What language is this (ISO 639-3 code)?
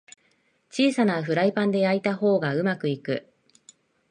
jpn